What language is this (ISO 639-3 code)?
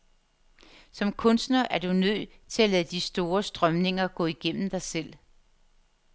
dan